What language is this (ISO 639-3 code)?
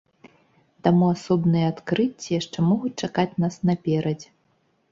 bel